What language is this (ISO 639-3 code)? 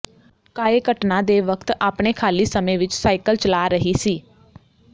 pan